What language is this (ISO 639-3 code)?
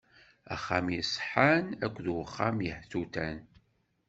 kab